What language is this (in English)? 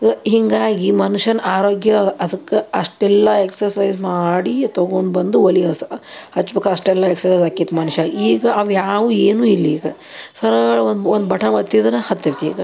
Kannada